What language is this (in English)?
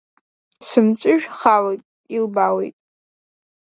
Abkhazian